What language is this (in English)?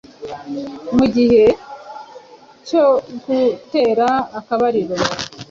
Kinyarwanda